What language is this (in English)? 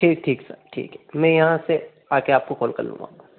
Hindi